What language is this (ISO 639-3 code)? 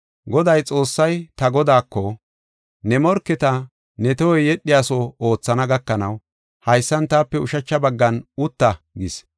gof